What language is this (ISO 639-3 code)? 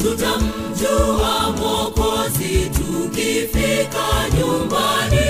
swa